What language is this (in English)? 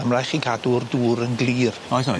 Welsh